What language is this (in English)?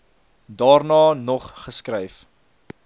Afrikaans